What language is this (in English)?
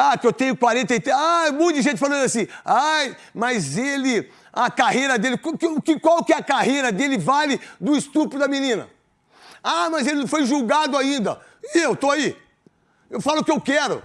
Portuguese